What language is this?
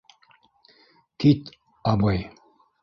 Bashkir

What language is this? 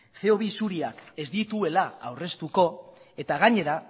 Basque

